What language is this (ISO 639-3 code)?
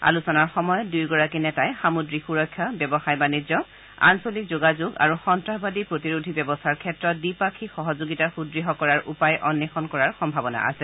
asm